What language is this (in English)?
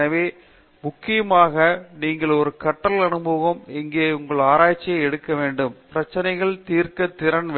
Tamil